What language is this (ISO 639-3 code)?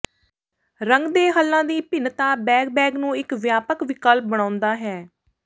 pan